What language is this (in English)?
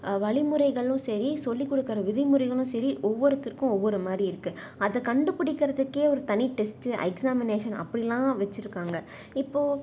Tamil